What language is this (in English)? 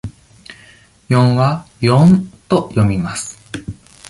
Japanese